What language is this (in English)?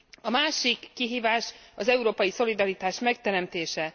Hungarian